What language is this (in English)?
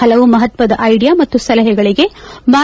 Kannada